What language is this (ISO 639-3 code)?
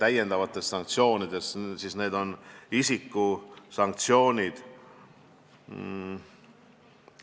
est